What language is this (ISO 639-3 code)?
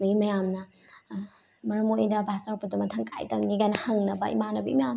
mni